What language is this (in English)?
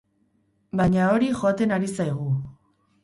Basque